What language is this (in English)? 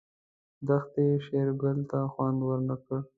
Pashto